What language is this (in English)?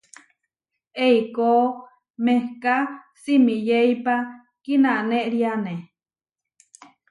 Huarijio